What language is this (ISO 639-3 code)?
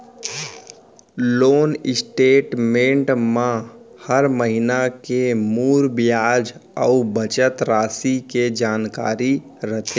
hne